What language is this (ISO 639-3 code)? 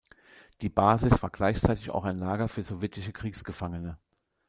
deu